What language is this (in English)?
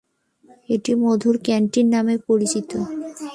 Bangla